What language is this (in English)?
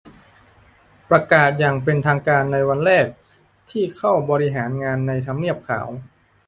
Thai